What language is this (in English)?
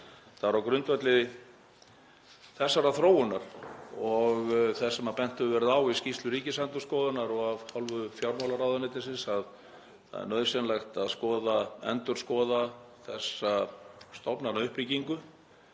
Icelandic